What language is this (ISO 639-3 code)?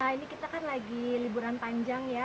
ind